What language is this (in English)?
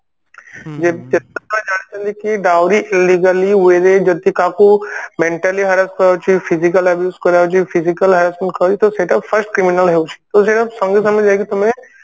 Odia